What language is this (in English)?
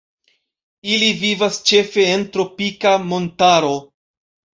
Esperanto